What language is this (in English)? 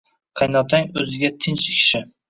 Uzbek